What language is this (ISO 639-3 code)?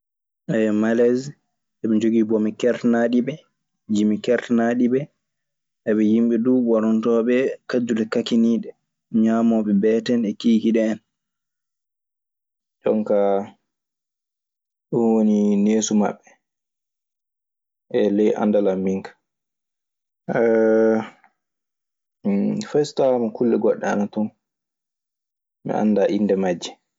ffm